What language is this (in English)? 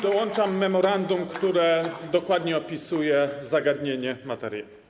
Polish